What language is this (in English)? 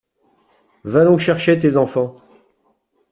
French